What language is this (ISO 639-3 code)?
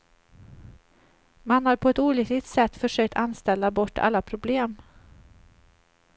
swe